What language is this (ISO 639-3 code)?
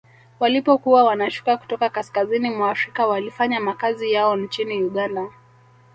swa